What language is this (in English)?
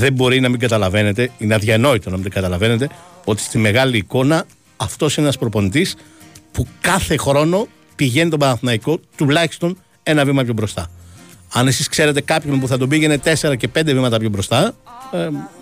Greek